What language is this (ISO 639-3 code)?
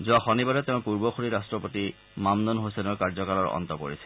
asm